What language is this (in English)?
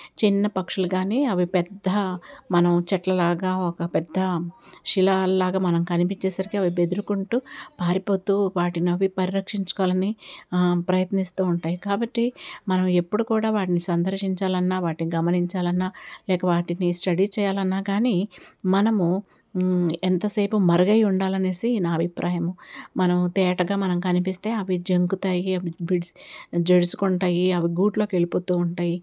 Telugu